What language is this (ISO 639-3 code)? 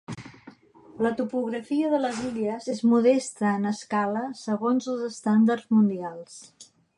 cat